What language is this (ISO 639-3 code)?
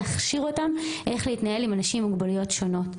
heb